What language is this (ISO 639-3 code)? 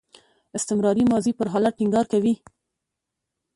pus